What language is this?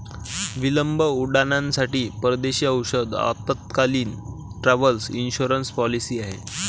Marathi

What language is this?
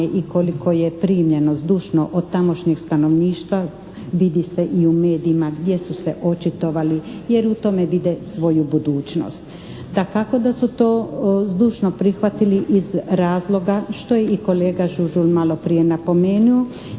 Croatian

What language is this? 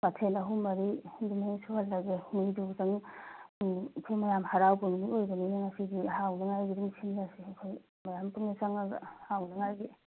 Manipuri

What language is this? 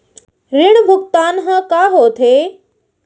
Chhattisgarhi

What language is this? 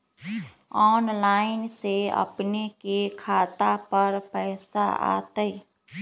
Magahi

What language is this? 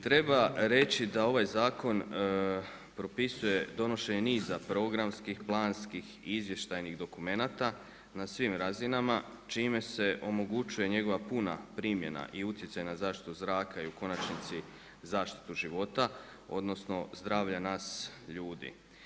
Croatian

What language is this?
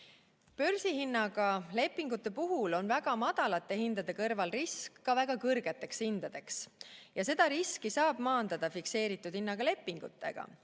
Estonian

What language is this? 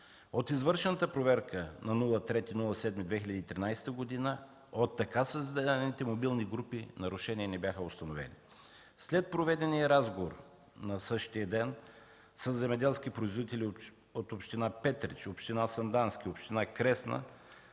Bulgarian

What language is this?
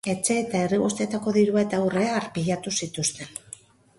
Basque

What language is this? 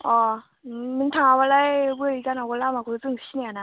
Bodo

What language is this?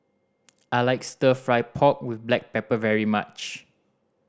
English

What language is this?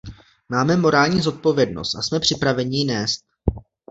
Czech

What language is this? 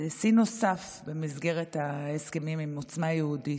Hebrew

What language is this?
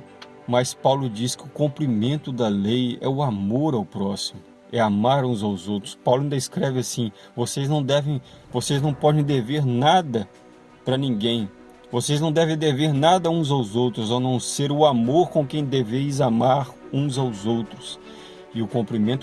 Portuguese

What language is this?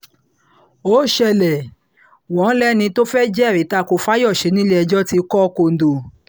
Yoruba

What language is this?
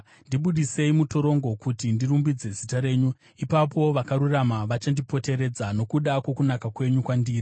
Shona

